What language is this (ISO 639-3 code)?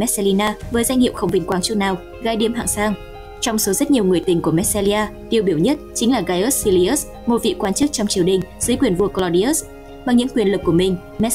vie